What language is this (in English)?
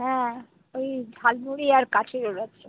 Bangla